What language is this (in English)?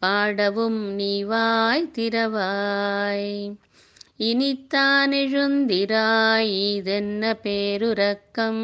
Telugu